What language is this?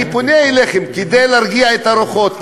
Hebrew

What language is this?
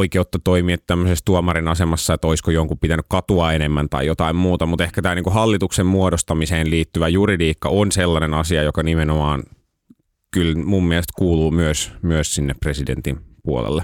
Finnish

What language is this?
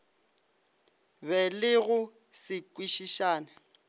Northern Sotho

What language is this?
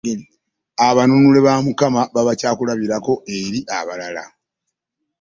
Ganda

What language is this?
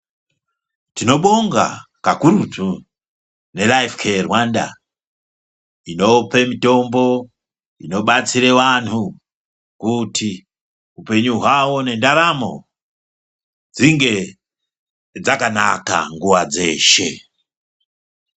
Ndau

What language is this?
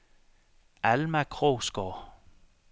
Danish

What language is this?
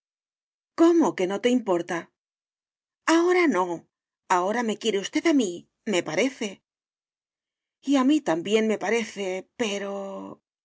Spanish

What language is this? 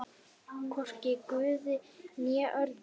Icelandic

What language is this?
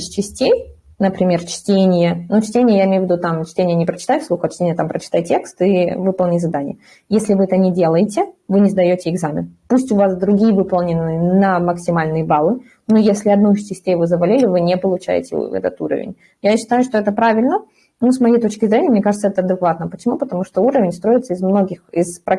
Russian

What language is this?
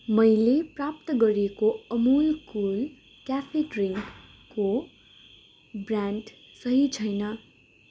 Nepali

